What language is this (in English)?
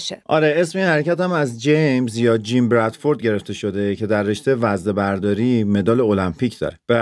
Persian